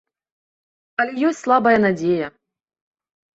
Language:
Belarusian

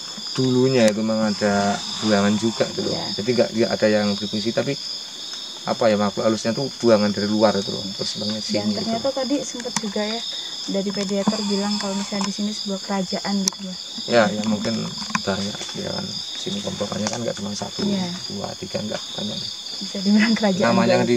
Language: Indonesian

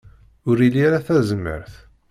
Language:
Kabyle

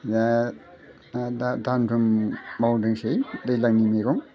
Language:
Bodo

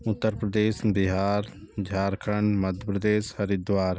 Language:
Hindi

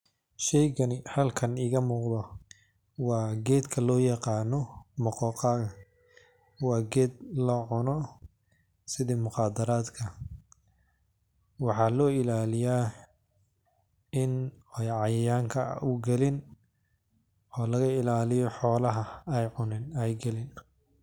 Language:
Somali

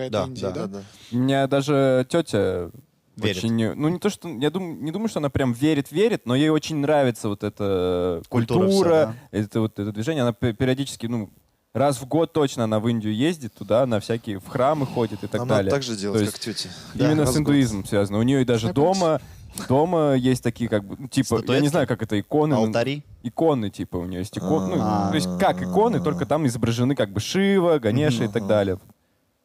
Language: Russian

